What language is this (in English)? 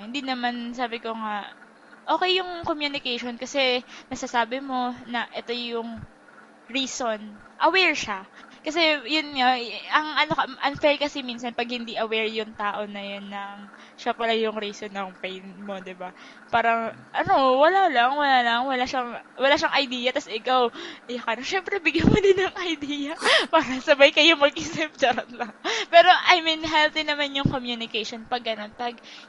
Filipino